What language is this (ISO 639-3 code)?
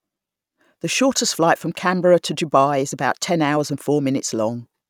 eng